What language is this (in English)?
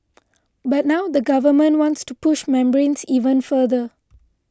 English